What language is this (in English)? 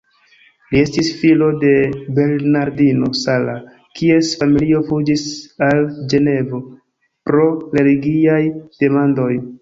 Esperanto